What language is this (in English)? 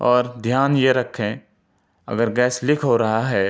Urdu